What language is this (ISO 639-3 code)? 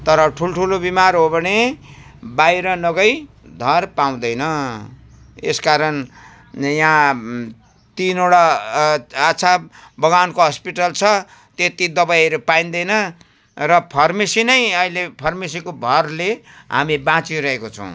nep